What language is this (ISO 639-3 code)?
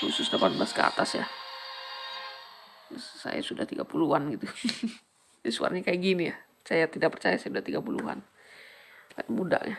ind